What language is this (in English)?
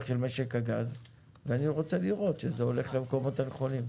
Hebrew